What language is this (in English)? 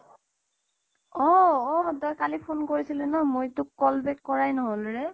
Assamese